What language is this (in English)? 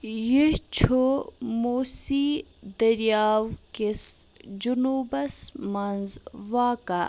Kashmiri